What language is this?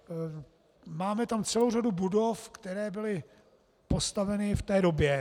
Czech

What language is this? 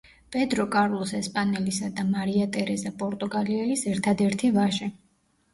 Georgian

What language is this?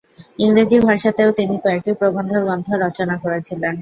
Bangla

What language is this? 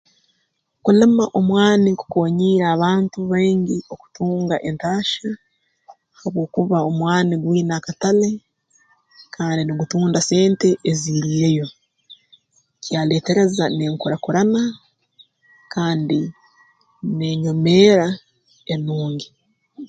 Tooro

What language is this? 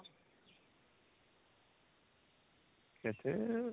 Odia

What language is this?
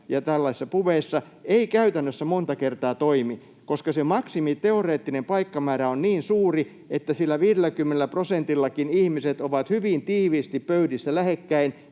Finnish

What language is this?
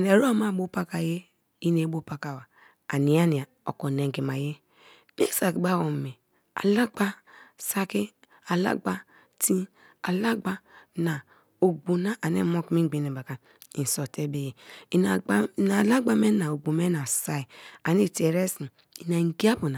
Kalabari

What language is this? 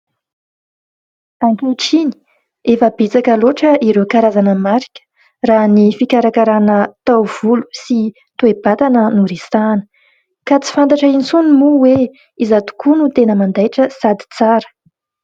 Malagasy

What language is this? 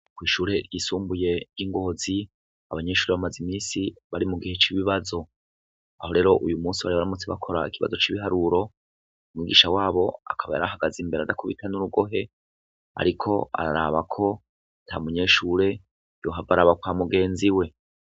Rundi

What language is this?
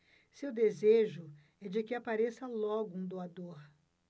Portuguese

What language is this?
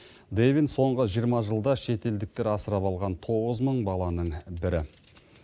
Kazakh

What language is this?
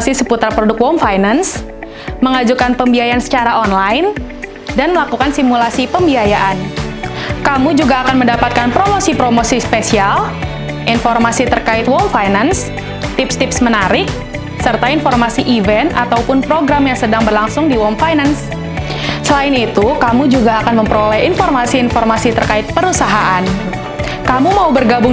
Indonesian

